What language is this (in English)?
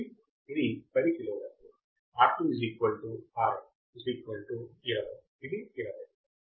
Telugu